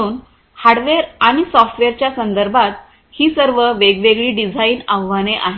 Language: Marathi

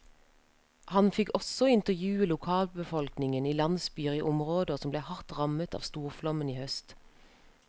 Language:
Norwegian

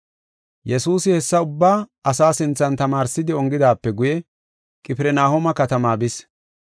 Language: Gofa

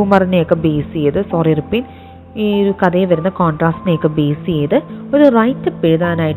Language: Malayalam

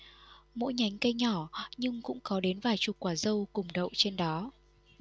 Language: Vietnamese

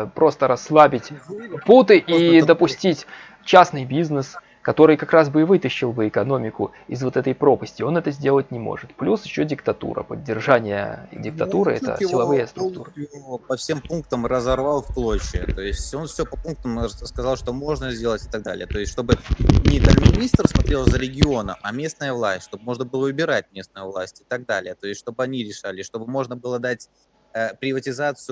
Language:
Russian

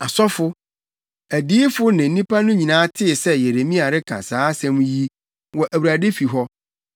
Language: Akan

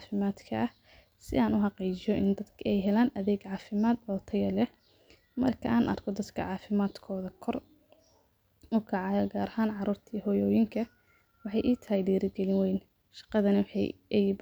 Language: Somali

